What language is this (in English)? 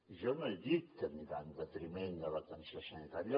Catalan